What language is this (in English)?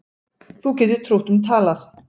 Icelandic